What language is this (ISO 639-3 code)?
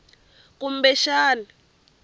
tso